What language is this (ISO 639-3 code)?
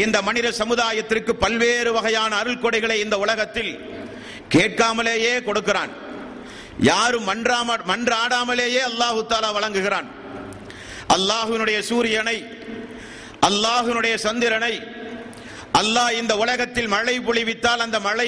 tam